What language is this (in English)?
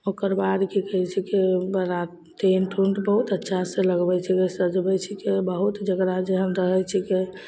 Maithili